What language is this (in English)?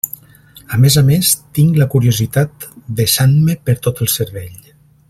Catalan